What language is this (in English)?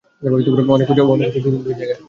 Bangla